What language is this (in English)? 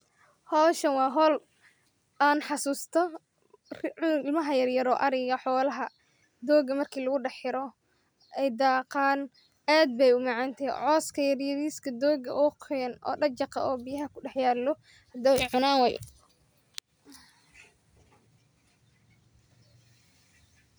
Somali